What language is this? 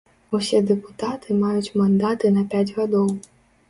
Belarusian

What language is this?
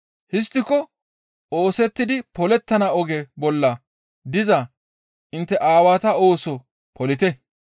Gamo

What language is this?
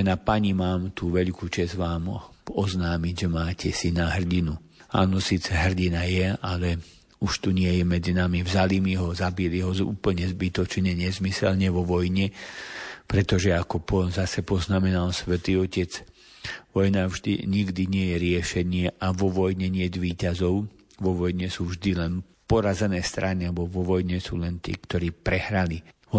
Slovak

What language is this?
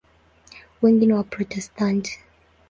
Swahili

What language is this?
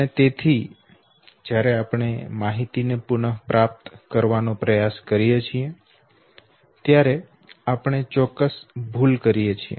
Gujarati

